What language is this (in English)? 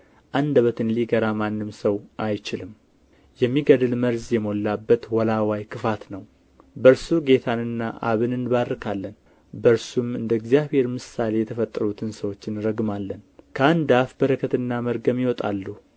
Amharic